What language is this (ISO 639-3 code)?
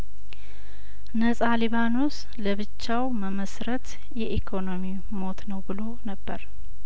amh